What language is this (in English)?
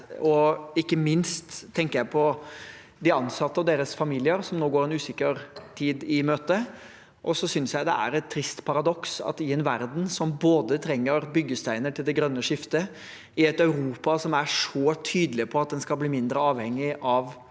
Norwegian